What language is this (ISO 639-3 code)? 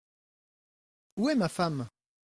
fra